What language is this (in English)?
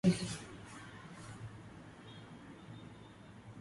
Swahili